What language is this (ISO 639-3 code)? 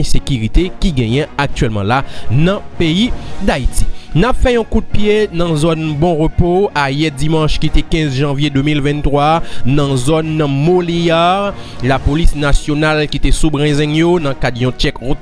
fra